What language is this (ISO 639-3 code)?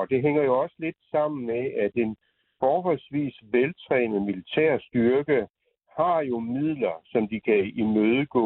dan